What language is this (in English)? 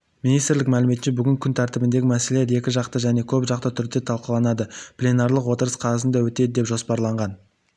Kazakh